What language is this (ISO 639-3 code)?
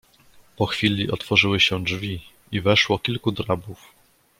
pol